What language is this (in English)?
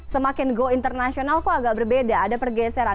Indonesian